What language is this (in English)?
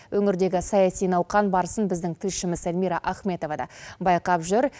Kazakh